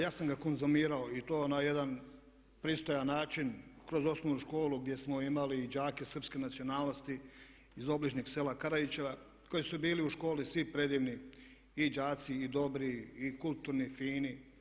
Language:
Croatian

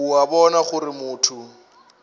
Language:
Northern Sotho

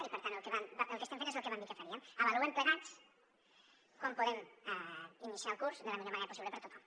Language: Catalan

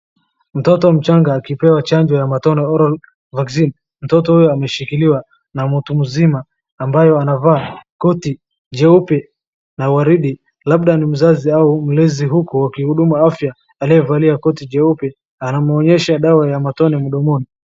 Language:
Swahili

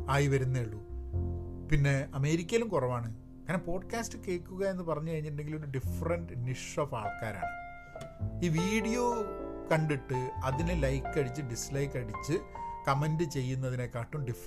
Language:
Malayalam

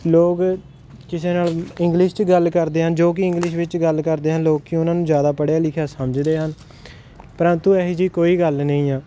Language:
Punjabi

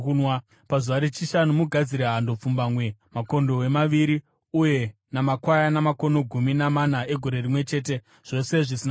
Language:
Shona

